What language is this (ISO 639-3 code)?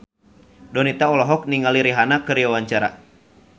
sun